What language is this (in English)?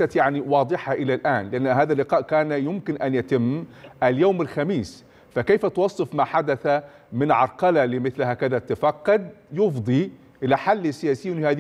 Arabic